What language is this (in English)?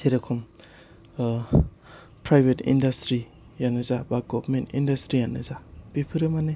Bodo